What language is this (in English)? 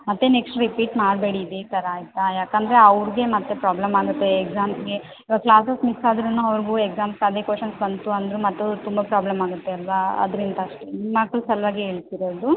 Kannada